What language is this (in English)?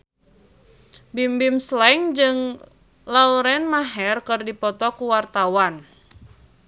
Sundanese